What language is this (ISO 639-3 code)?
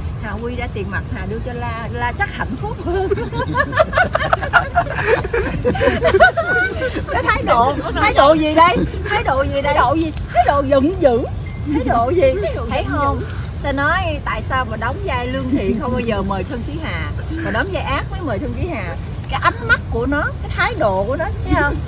vie